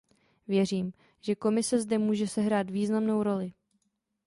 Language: Czech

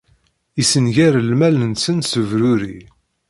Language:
Kabyle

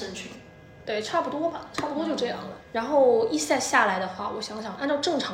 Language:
Chinese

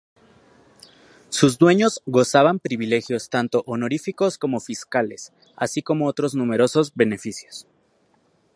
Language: Spanish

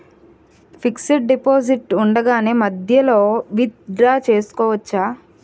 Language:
Telugu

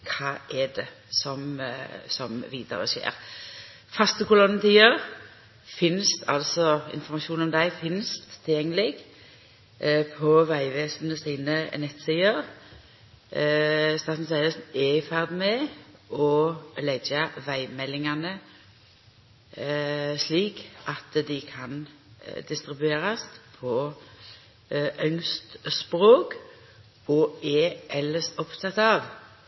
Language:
Norwegian Nynorsk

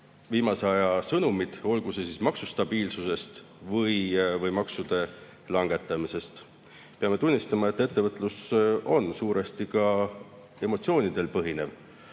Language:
Estonian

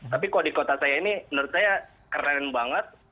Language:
Indonesian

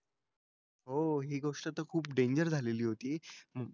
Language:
Marathi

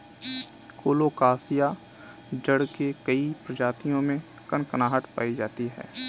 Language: Hindi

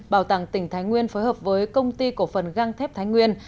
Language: Vietnamese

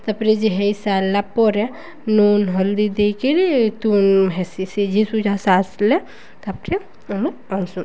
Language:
Odia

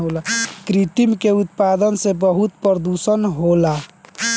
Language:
Bhojpuri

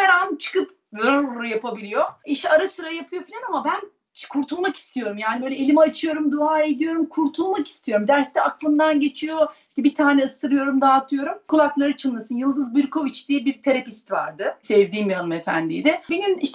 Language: Turkish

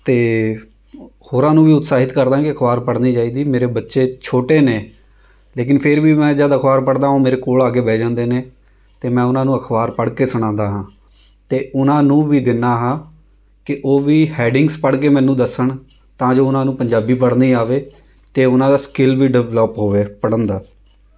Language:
Punjabi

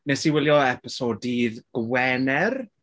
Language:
Welsh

